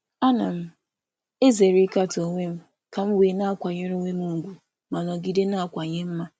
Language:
Igbo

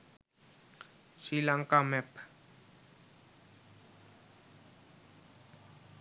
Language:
Sinhala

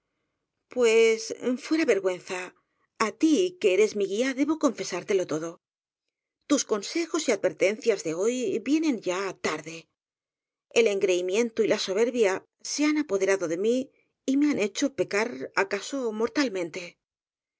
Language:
Spanish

